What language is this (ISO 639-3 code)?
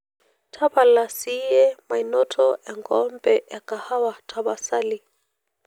mas